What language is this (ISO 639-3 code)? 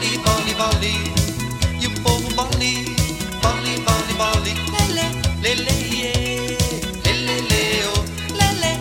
por